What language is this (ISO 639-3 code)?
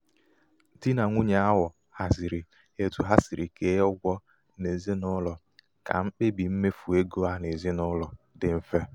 ibo